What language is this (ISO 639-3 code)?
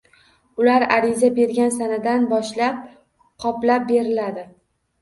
uzb